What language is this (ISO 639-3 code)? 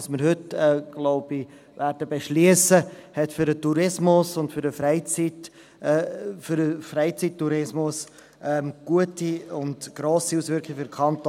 gsw